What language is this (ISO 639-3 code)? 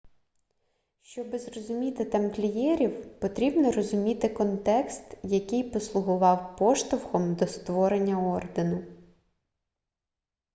ukr